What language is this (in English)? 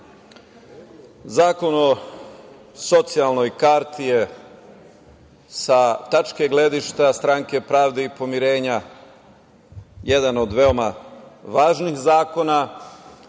Serbian